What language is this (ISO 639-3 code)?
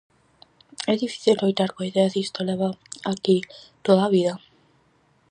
glg